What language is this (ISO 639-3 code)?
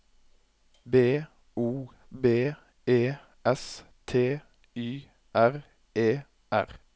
nor